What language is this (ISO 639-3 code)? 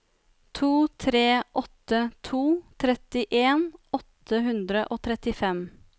nor